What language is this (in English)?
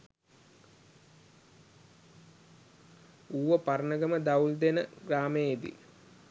Sinhala